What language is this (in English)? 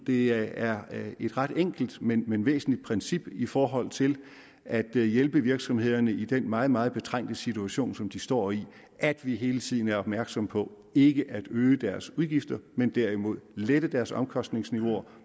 Danish